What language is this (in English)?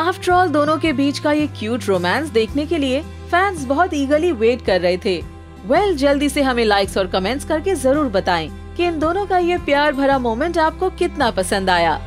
Hindi